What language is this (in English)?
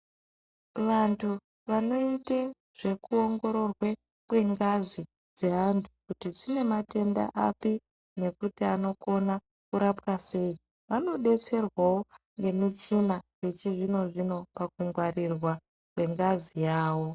Ndau